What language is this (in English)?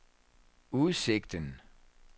Danish